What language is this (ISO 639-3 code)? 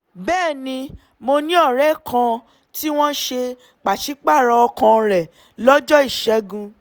yor